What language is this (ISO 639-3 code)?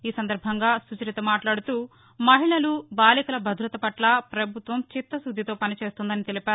tel